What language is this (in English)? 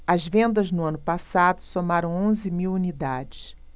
Portuguese